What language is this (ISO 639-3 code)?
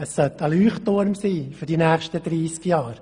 gsw